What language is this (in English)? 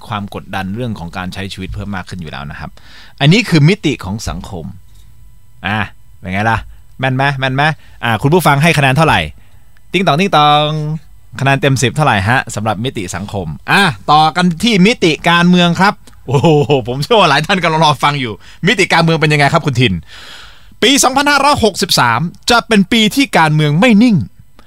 Thai